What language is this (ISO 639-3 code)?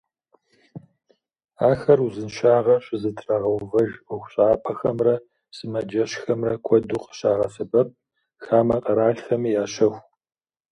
kbd